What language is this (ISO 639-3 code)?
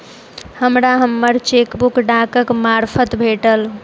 mai